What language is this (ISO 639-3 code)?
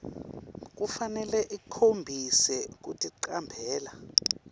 ssw